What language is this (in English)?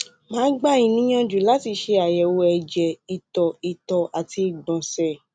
Yoruba